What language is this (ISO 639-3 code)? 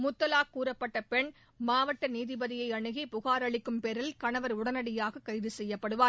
tam